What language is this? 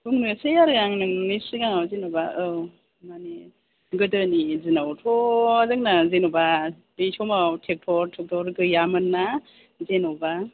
Bodo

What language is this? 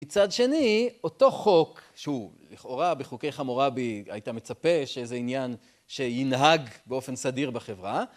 Hebrew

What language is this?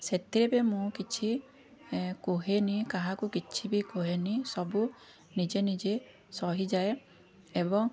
Odia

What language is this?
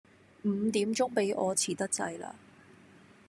Cantonese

